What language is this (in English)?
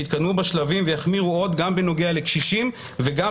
Hebrew